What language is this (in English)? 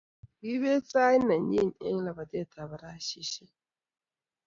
Kalenjin